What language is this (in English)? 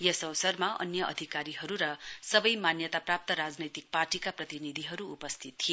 Nepali